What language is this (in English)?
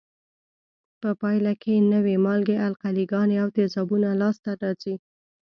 Pashto